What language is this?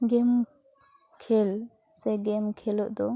Santali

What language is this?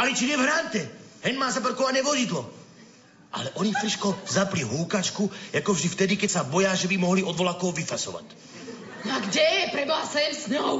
Slovak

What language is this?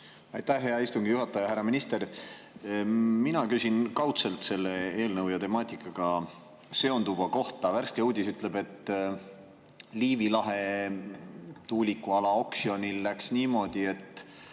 Estonian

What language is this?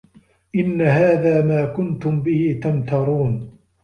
Arabic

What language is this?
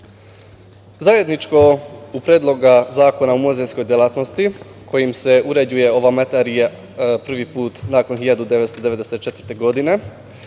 Serbian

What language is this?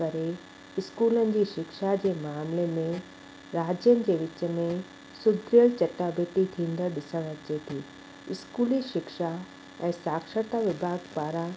Sindhi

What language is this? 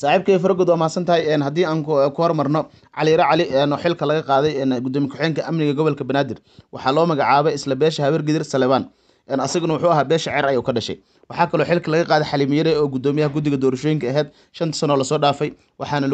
Arabic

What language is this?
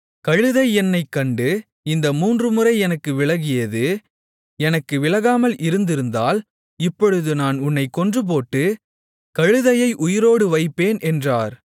Tamil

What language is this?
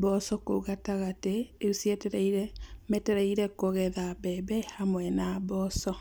Kikuyu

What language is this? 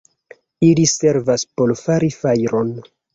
Esperanto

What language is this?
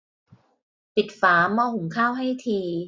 Thai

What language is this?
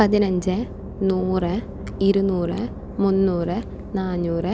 Malayalam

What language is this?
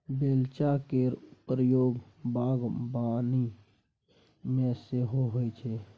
Maithili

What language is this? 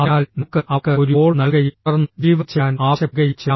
Malayalam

